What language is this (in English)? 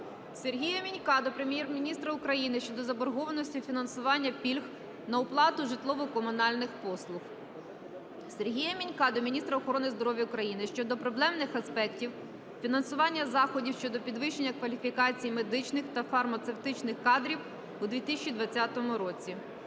Ukrainian